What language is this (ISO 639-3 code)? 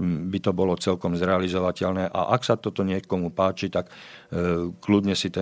slk